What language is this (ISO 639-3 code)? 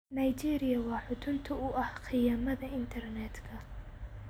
som